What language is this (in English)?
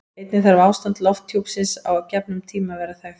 Icelandic